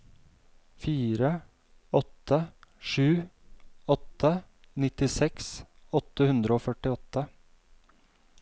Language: Norwegian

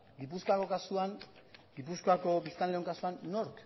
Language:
Basque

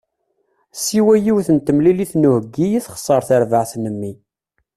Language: Kabyle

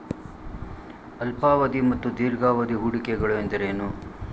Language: Kannada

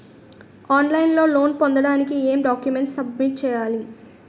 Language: Telugu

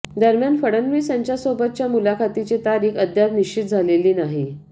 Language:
Marathi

